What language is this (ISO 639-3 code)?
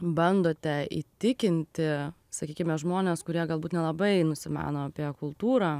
lit